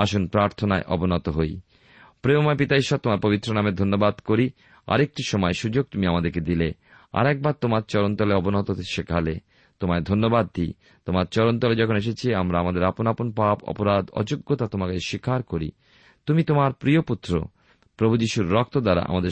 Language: Bangla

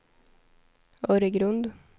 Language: Swedish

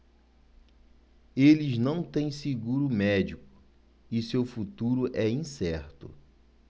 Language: Portuguese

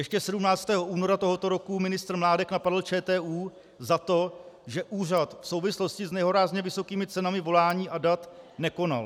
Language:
Czech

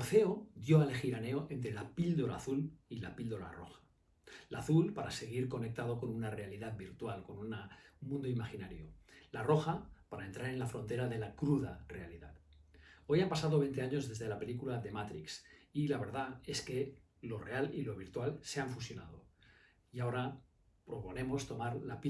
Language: Spanish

